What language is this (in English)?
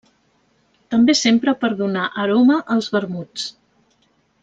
Catalan